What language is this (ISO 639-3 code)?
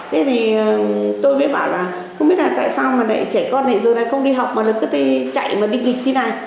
vie